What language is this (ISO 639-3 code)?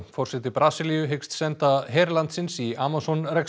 isl